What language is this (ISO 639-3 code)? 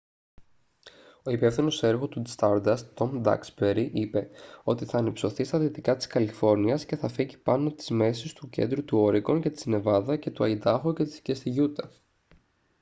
ell